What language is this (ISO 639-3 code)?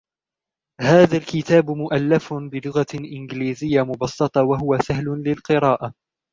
ara